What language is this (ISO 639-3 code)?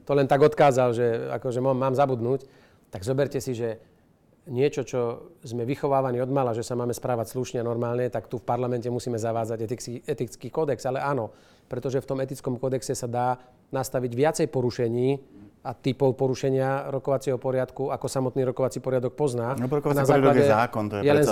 slk